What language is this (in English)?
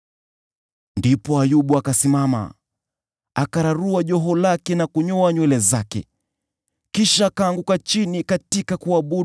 Swahili